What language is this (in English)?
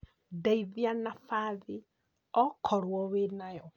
Kikuyu